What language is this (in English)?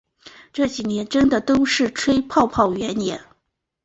Chinese